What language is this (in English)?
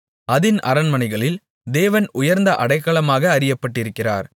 Tamil